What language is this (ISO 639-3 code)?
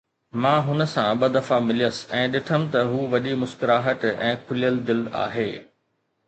snd